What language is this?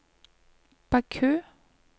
Norwegian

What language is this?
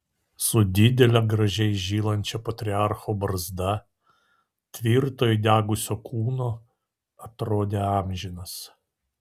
Lithuanian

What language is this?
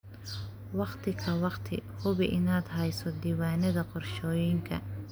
Somali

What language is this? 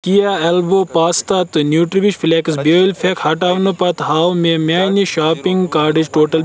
Kashmiri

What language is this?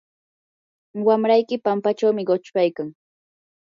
Yanahuanca Pasco Quechua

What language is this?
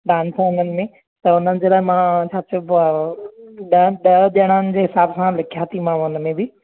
Sindhi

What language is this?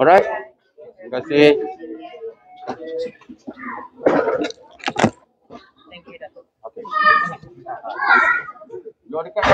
Malay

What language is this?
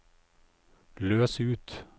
Norwegian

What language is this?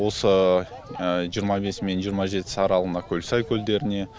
Kazakh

